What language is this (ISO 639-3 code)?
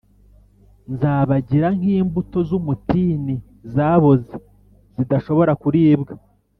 kin